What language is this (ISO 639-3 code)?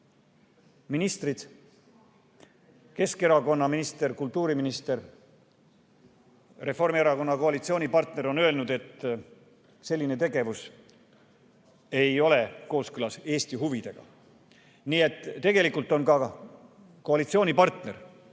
est